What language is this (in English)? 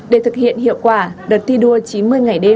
Vietnamese